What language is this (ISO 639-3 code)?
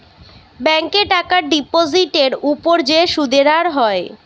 ben